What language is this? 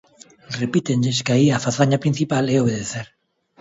Galician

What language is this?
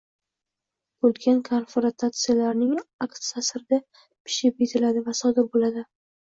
Uzbek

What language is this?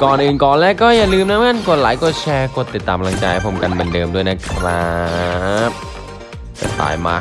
Thai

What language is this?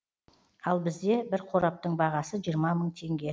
Kazakh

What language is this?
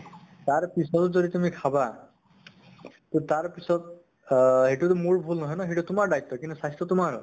Assamese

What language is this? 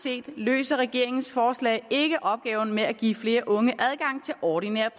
Danish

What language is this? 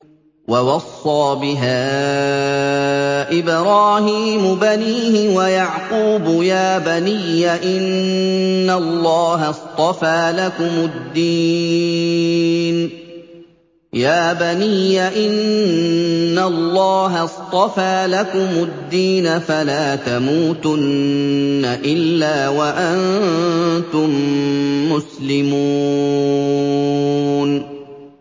Arabic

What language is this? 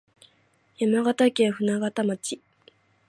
Japanese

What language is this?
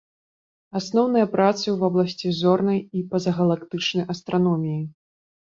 Belarusian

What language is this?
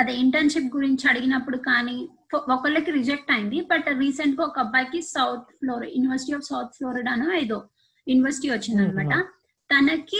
Telugu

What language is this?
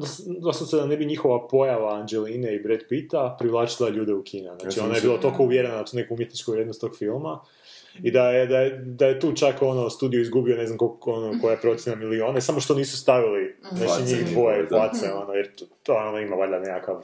Croatian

